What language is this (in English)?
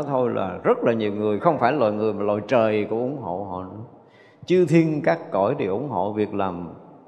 Vietnamese